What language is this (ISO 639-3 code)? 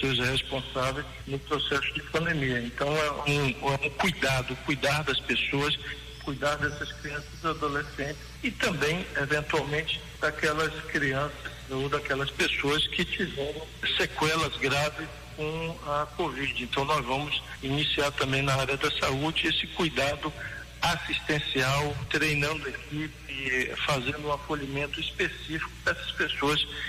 por